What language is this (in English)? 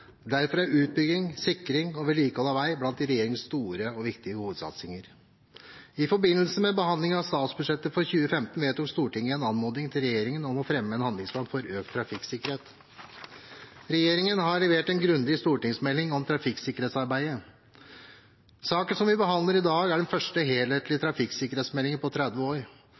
Norwegian Bokmål